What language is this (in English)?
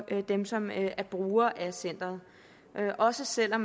Danish